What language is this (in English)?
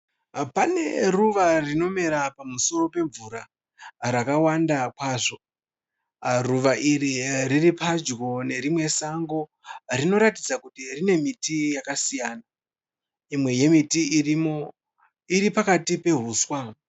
Shona